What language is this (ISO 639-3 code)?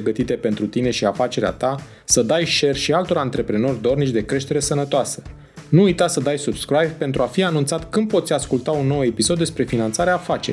ron